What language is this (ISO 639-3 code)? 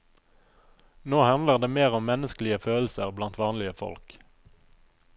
nor